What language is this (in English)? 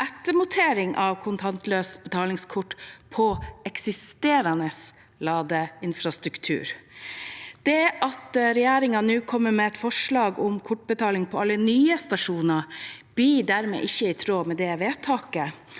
Norwegian